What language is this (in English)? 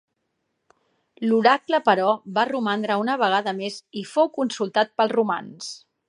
Catalan